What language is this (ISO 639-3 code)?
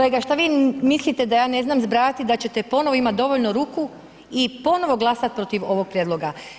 hrv